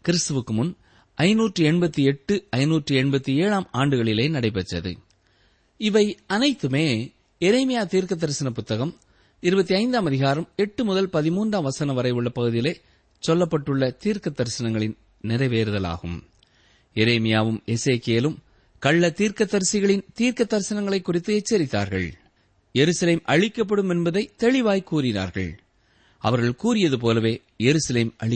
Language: Tamil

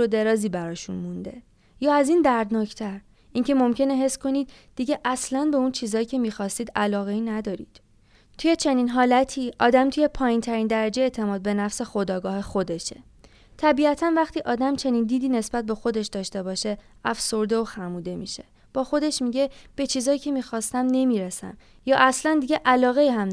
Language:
Persian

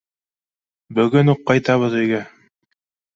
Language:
Bashkir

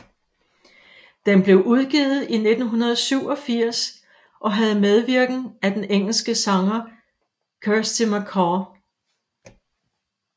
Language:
Danish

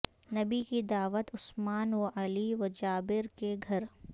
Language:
Urdu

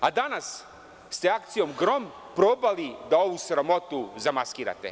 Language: Serbian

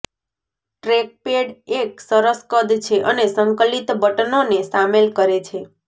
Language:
Gujarati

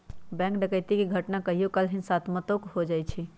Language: Magahi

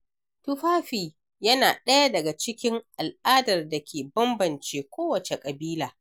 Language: Hausa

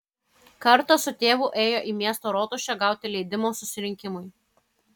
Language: Lithuanian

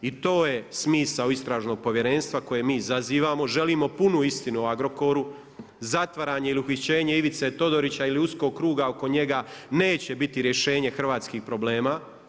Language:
Croatian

